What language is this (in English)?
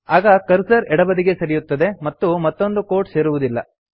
Kannada